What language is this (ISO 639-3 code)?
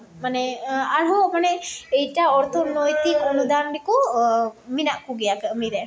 sat